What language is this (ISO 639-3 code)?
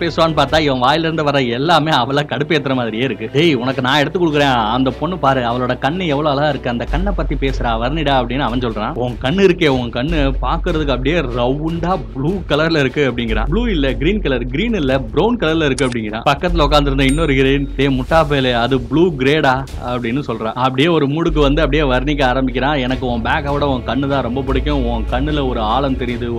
tam